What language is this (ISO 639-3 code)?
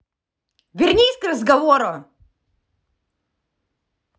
rus